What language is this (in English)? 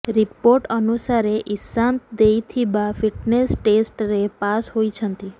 Odia